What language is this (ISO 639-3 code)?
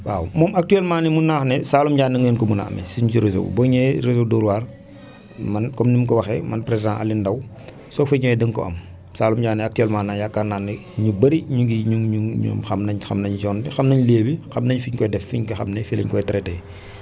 wol